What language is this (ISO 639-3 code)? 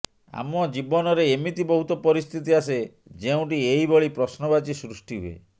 ori